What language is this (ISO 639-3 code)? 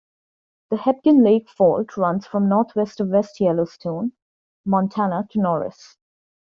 eng